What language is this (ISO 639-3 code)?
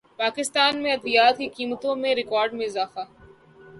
urd